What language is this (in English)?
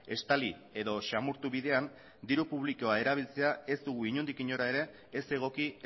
Basque